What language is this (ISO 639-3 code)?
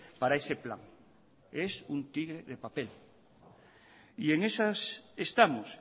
spa